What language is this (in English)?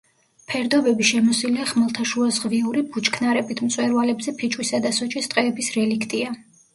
Georgian